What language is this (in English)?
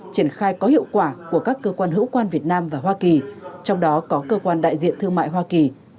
Vietnamese